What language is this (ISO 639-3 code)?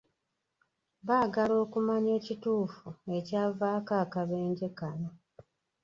lug